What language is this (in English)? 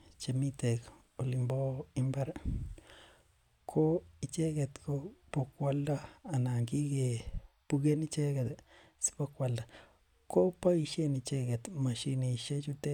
Kalenjin